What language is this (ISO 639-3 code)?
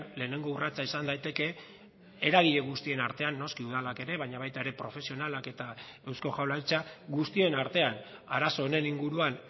eus